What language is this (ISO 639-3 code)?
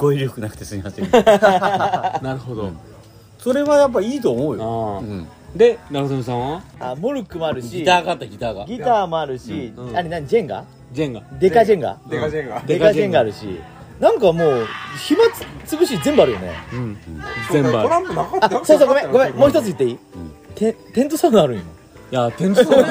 jpn